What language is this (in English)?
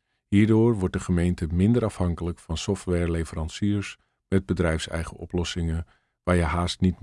Dutch